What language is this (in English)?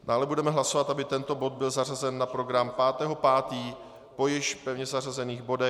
Czech